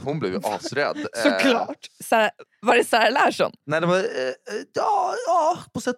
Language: Swedish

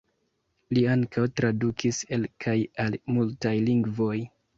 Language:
Esperanto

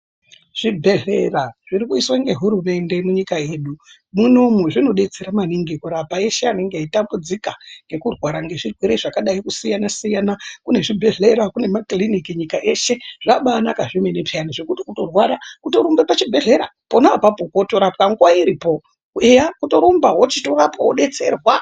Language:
Ndau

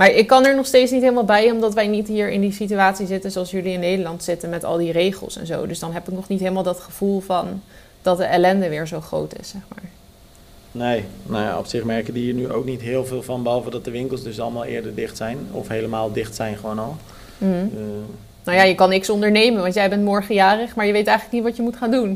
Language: Dutch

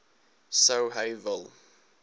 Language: Afrikaans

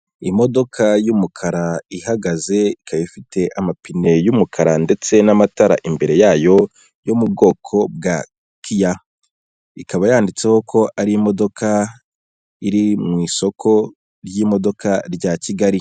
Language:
Kinyarwanda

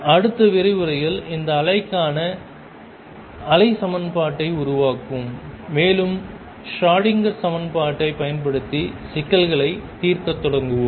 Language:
Tamil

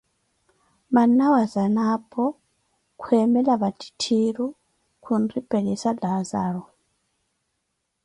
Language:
Koti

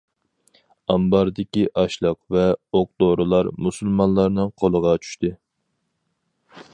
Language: Uyghur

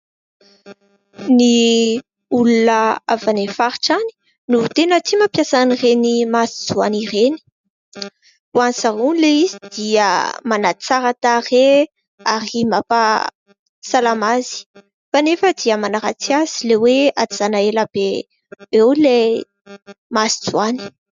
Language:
Malagasy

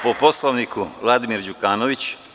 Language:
Serbian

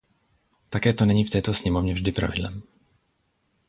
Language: Czech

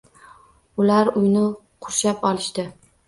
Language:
Uzbek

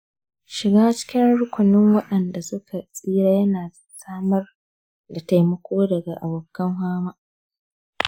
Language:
Hausa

